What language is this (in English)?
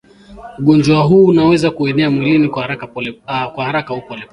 Swahili